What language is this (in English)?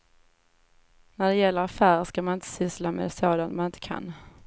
Swedish